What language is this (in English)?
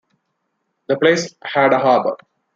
English